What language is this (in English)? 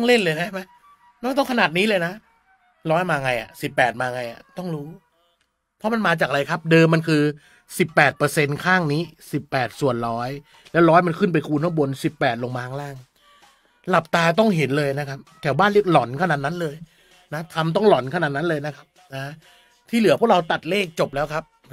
Thai